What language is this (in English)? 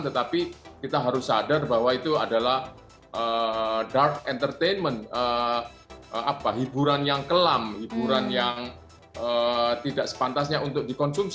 Indonesian